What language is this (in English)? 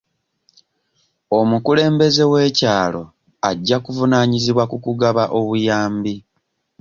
Ganda